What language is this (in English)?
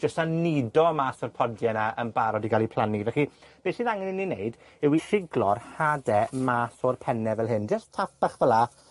Welsh